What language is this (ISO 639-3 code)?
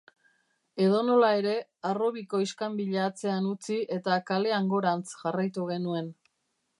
eus